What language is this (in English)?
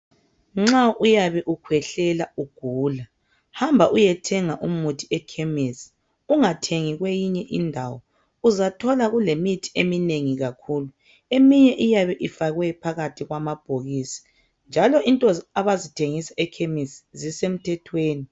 North Ndebele